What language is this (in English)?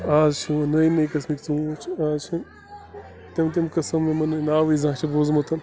Kashmiri